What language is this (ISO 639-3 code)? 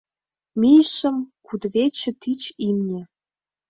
chm